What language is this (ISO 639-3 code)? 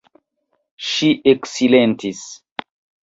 epo